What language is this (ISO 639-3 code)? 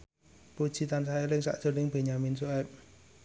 jav